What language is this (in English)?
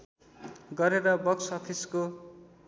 Nepali